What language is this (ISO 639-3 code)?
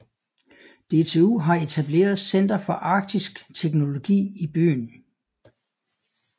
dan